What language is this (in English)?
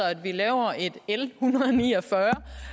Danish